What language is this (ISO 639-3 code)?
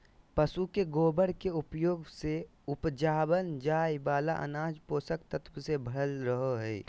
mag